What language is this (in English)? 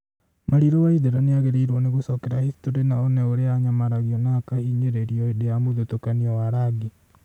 Kikuyu